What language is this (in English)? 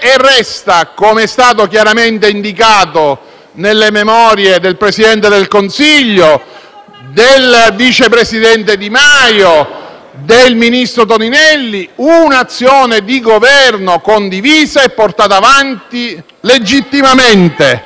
Italian